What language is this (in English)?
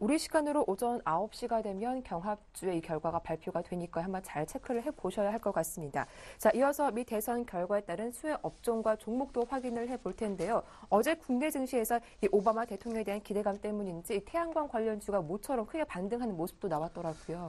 Korean